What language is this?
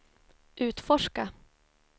Swedish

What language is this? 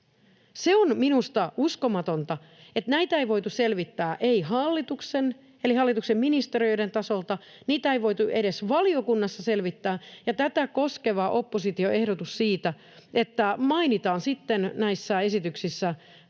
Finnish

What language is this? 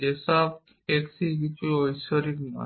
Bangla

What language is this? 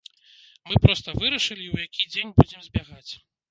Belarusian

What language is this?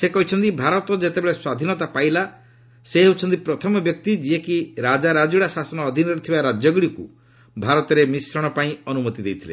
Odia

